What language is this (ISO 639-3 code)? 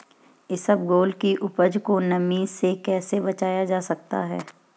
hin